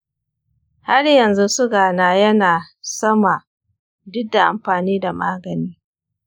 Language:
Hausa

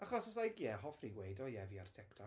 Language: Welsh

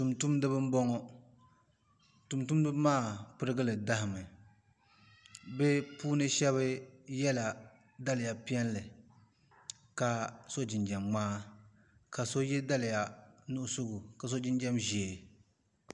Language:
Dagbani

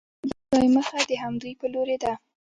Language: Pashto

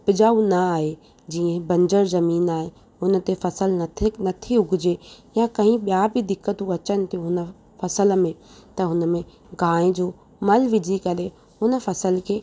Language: Sindhi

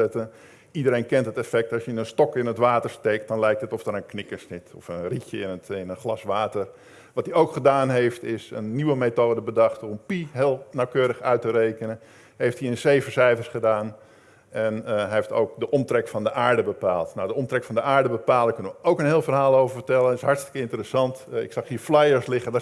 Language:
Dutch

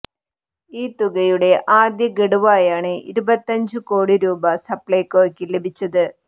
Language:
Malayalam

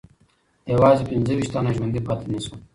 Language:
Pashto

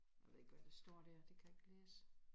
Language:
Danish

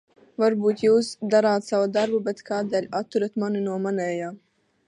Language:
Latvian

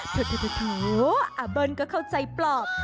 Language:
Thai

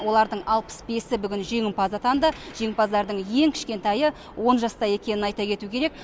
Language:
Kazakh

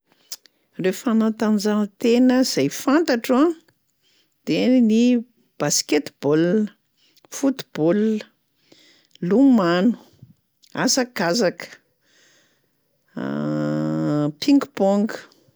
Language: Malagasy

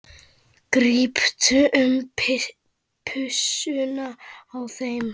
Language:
Icelandic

